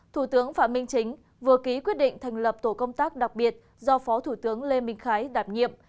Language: Vietnamese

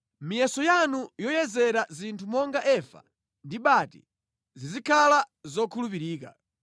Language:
Nyanja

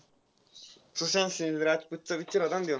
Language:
Marathi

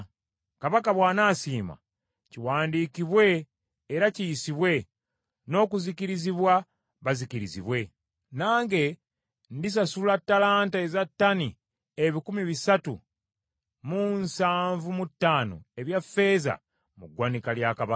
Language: Ganda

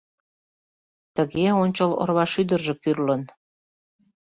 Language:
Mari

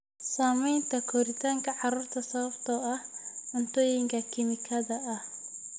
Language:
Somali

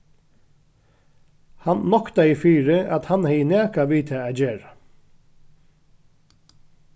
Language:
Faroese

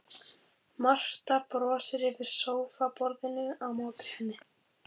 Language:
Icelandic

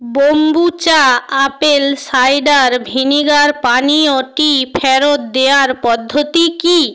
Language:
Bangla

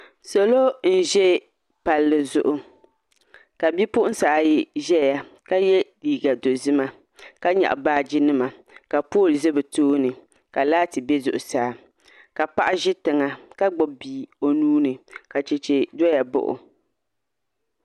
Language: Dagbani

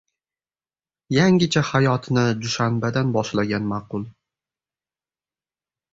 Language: Uzbek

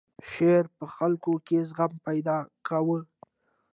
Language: Pashto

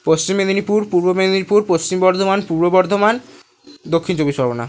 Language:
Bangla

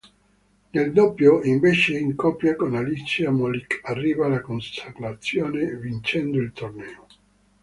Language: Italian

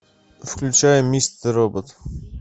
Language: Russian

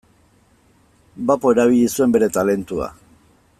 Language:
Basque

